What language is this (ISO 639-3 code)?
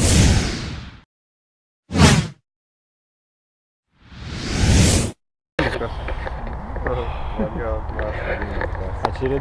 rus